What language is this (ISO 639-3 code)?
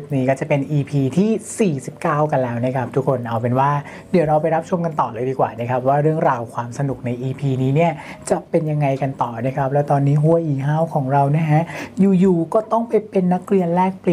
tha